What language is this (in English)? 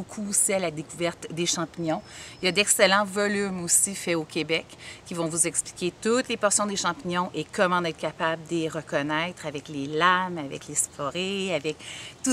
French